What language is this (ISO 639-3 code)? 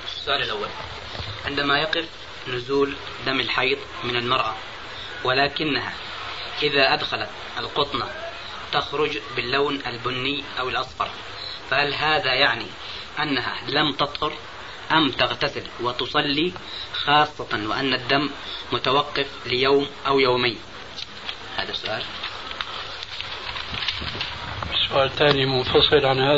ara